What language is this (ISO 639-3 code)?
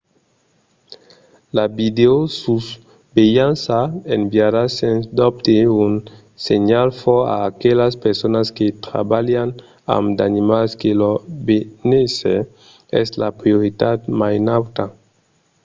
oci